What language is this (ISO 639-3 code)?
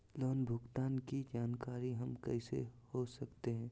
mag